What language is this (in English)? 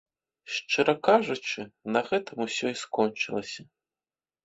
Belarusian